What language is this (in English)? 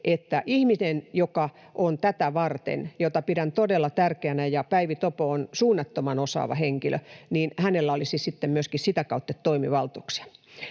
Finnish